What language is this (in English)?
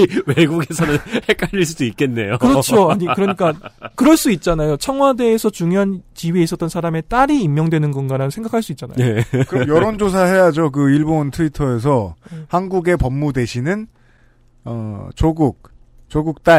Korean